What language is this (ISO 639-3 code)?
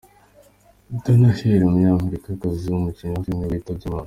kin